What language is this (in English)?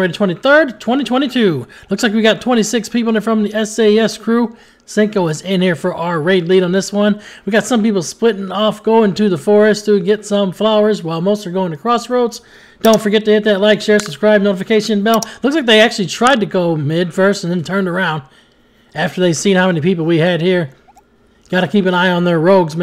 English